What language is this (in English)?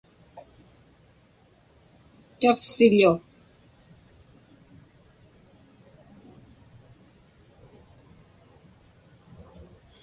Inupiaq